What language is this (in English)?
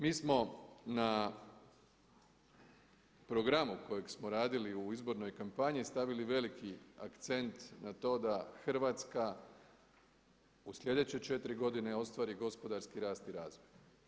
Croatian